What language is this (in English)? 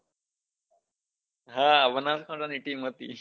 Gujarati